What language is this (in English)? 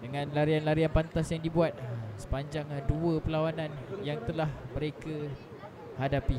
Malay